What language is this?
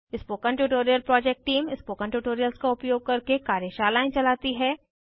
Hindi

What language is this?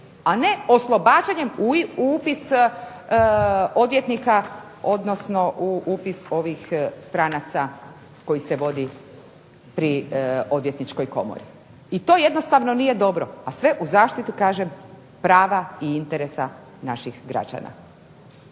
Croatian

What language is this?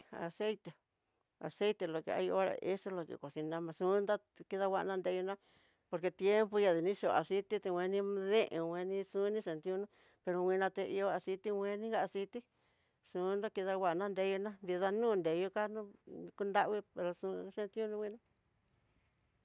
Tidaá Mixtec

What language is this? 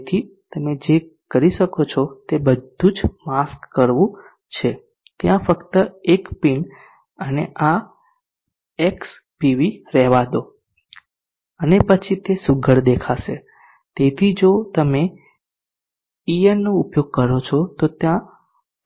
Gujarati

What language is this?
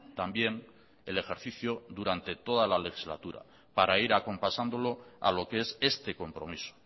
Spanish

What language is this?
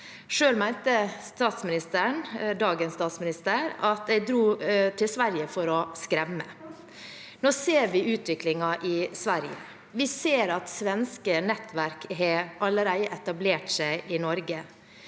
Norwegian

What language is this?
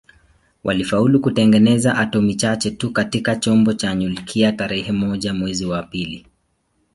Swahili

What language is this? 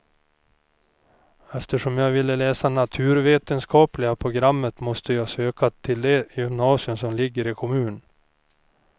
Swedish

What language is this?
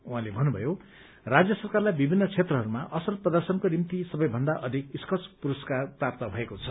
Nepali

